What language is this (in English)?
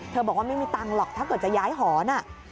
Thai